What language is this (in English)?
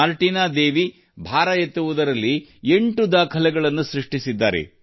Kannada